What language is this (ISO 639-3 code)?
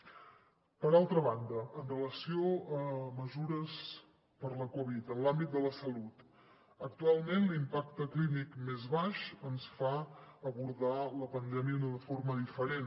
cat